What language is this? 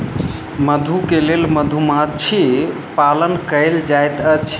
Maithili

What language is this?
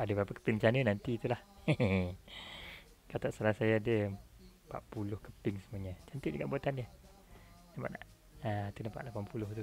Malay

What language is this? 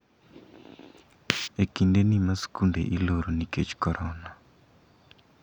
Luo (Kenya and Tanzania)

